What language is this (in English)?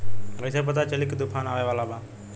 Bhojpuri